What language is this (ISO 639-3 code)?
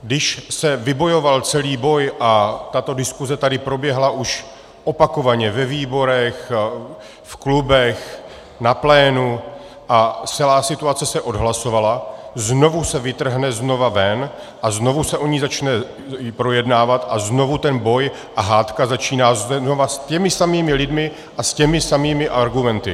ces